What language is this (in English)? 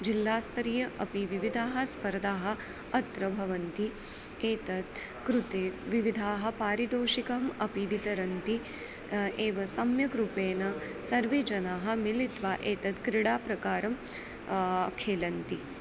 Sanskrit